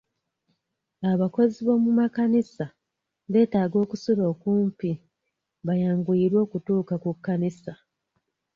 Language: Ganda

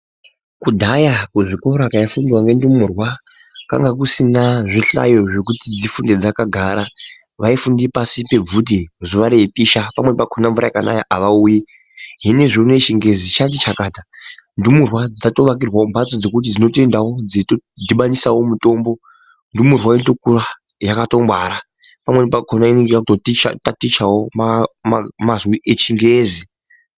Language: Ndau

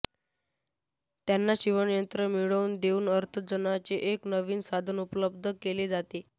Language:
Marathi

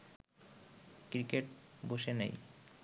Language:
Bangla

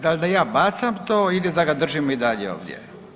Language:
Croatian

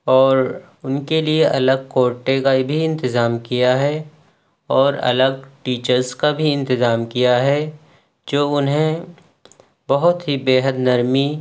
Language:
Urdu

